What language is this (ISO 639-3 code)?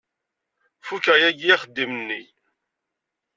kab